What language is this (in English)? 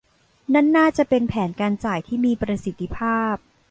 Thai